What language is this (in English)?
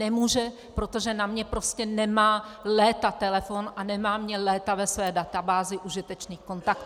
Czech